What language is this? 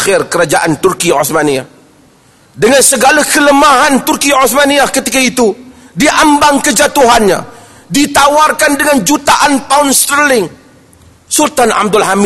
Malay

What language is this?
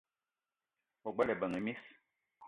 Eton (Cameroon)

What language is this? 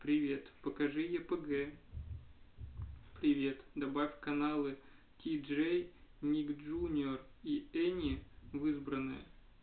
Russian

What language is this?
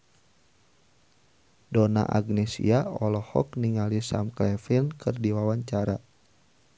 Sundanese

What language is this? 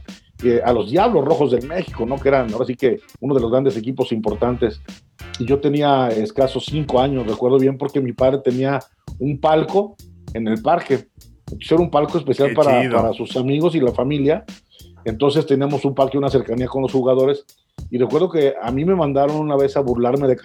Spanish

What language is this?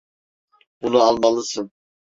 Turkish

